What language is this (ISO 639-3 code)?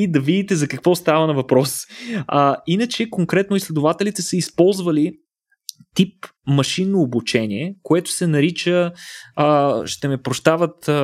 bul